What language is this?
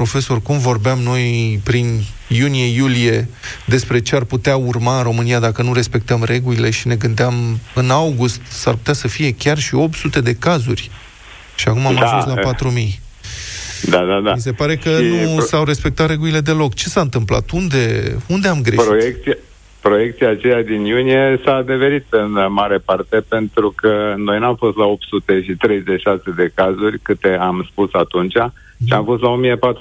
Romanian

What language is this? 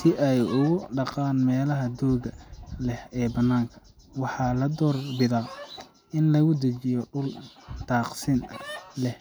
Somali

